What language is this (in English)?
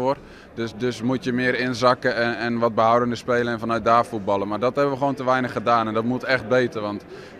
Dutch